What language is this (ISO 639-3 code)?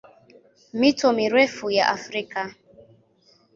swa